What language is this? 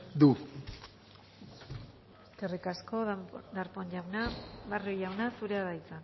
Basque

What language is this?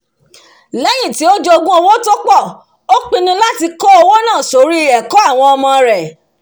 Yoruba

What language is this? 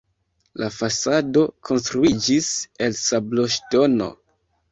Esperanto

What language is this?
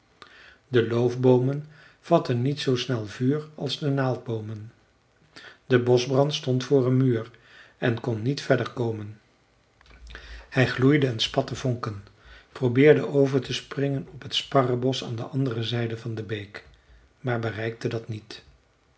Dutch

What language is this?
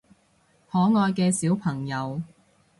Cantonese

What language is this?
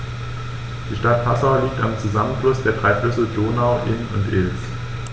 German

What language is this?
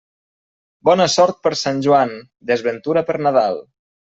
Catalan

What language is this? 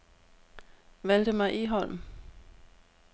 Danish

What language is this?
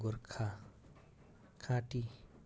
Nepali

